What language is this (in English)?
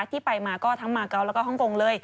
Thai